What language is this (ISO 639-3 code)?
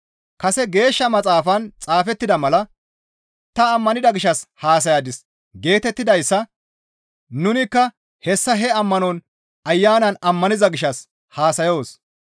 gmv